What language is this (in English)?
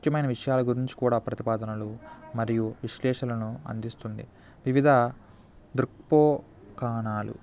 Telugu